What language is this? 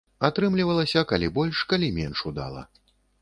Belarusian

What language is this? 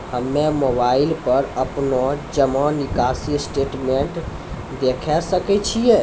Maithili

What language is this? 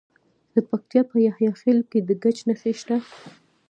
Pashto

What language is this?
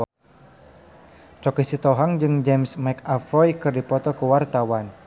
Sundanese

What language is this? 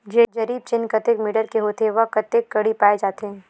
Chhattisgarhi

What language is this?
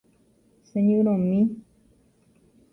Guarani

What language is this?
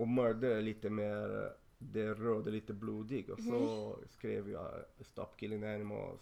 Swedish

